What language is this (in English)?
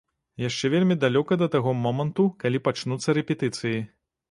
Belarusian